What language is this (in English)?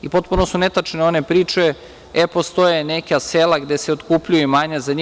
Serbian